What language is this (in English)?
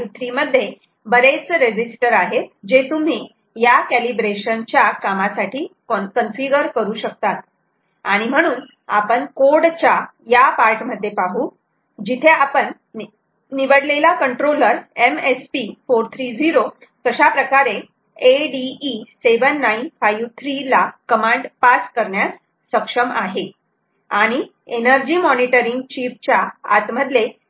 Marathi